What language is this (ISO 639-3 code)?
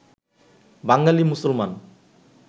ben